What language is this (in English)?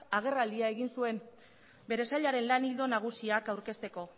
Basque